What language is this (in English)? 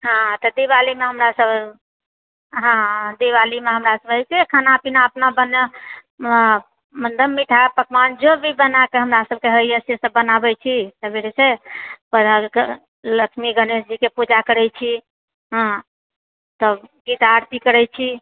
Maithili